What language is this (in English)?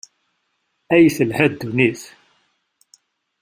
Kabyle